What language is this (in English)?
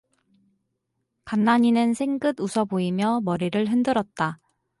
Korean